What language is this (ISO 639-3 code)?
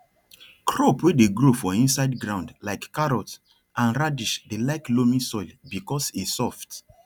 pcm